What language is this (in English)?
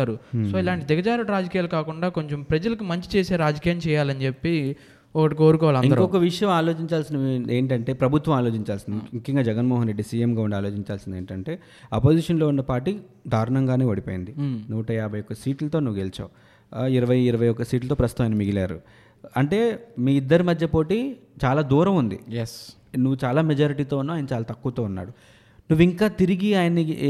Telugu